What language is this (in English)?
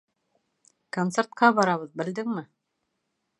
Bashkir